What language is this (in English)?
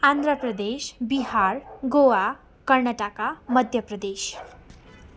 Nepali